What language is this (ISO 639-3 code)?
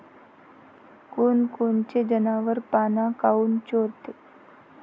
mar